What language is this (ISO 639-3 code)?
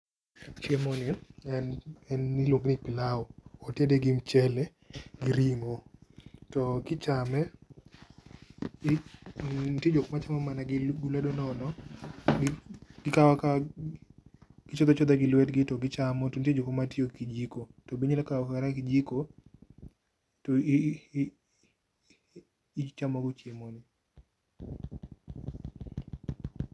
luo